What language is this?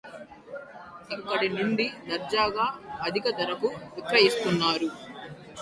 Telugu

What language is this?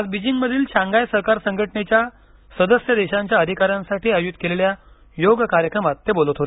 Marathi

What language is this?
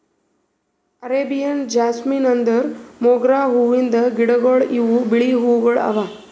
Kannada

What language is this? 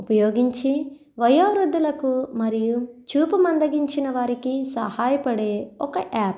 Telugu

